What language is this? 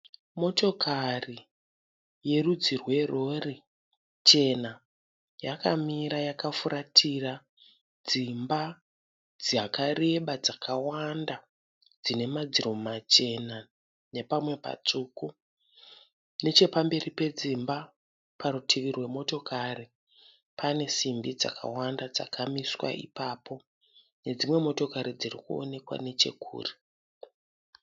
Shona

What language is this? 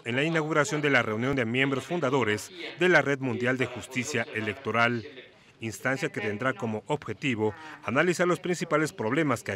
Spanish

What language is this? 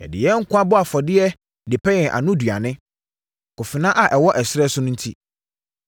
Akan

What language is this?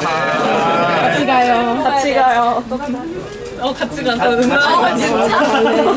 Korean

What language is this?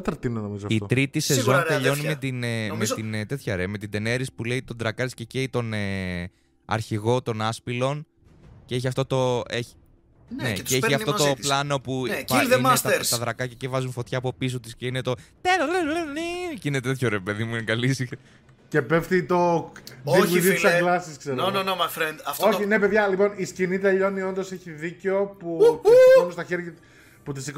Greek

